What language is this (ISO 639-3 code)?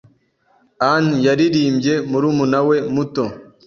kin